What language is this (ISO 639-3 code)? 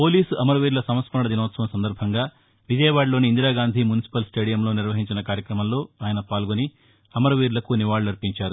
tel